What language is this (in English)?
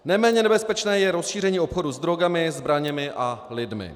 Czech